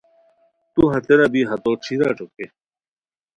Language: Khowar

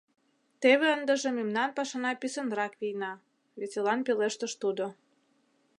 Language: Mari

